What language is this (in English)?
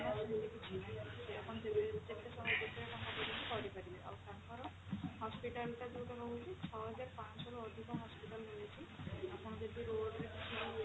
Odia